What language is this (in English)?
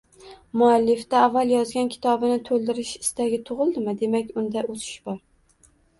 Uzbek